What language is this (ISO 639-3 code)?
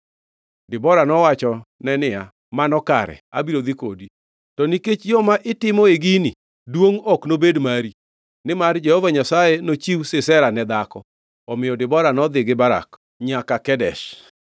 luo